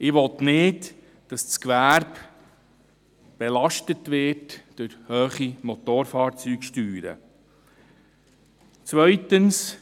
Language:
Swiss German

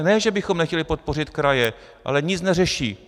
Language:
Czech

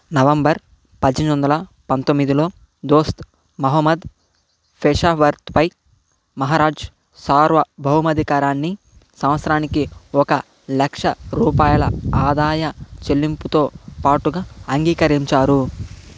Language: Telugu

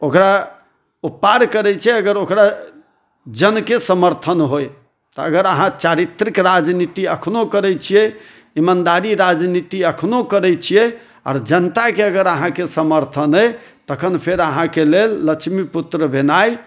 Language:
Maithili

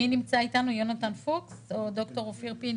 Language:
Hebrew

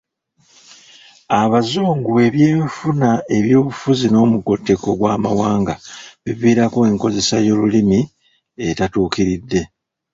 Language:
Ganda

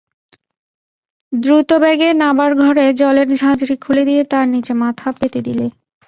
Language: Bangla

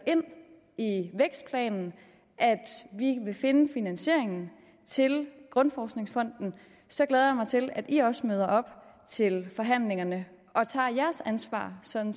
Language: Danish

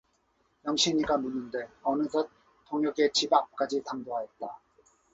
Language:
Korean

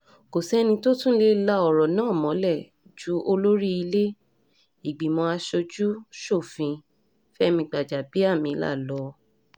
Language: Yoruba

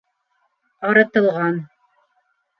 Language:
Bashkir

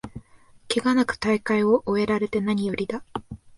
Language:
Japanese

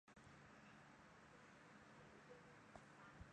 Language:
Chinese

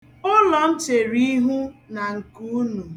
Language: Igbo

